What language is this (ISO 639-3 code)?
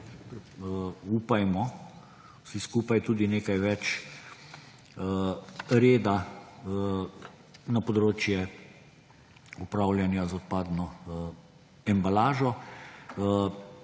slv